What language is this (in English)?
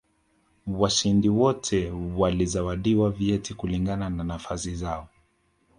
Swahili